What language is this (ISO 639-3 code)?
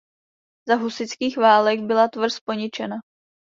ces